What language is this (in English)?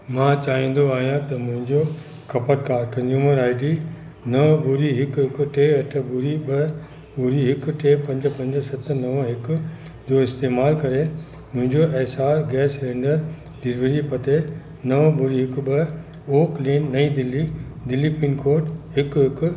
Sindhi